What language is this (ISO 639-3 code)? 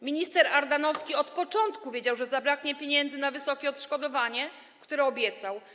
pol